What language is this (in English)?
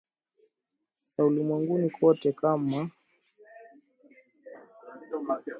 Swahili